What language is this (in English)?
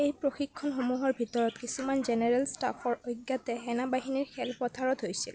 Assamese